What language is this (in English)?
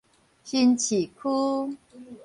Min Nan Chinese